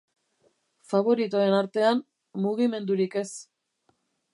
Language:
Basque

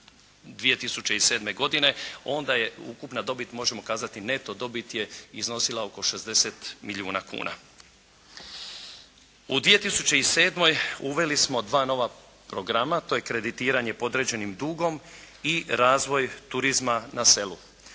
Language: Croatian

